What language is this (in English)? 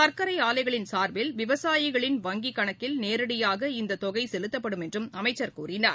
Tamil